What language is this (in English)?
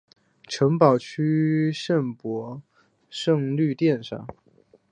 Chinese